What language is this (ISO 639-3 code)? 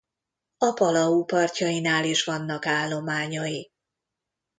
hun